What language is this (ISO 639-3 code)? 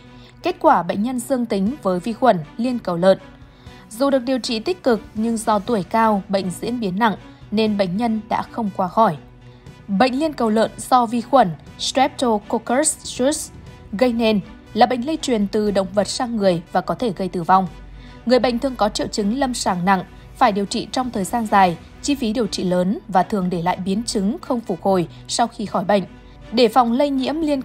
vie